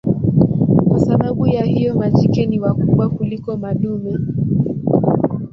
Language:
Swahili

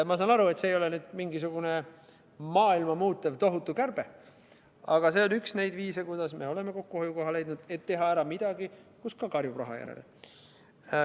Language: Estonian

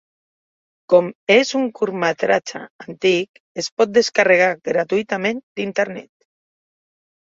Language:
Catalan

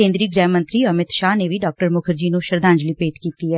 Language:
Punjabi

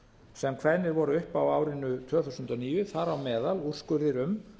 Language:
Icelandic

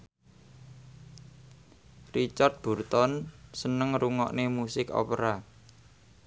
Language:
Javanese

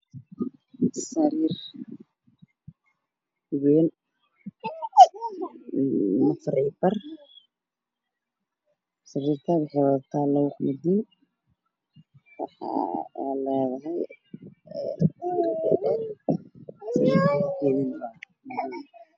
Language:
Somali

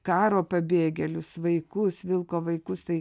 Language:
Lithuanian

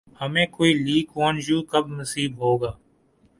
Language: Urdu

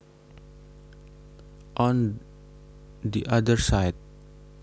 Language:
Javanese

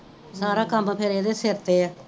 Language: Punjabi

